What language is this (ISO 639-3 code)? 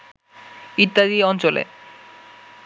ben